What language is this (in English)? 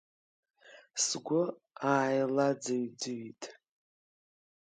Abkhazian